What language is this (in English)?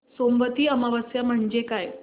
Marathi